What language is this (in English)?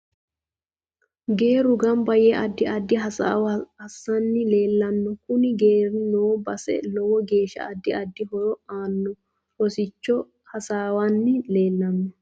Sidamo